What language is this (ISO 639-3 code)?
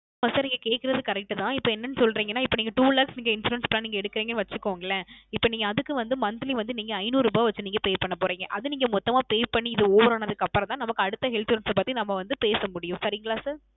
tam